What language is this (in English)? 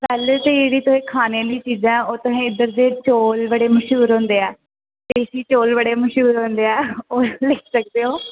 Dogri